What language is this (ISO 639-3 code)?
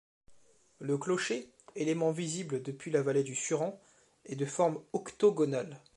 fra